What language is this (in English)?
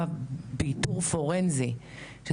Hebrew